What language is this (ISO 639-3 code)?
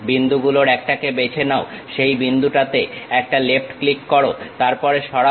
ben